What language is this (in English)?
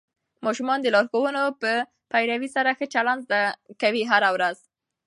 Pashto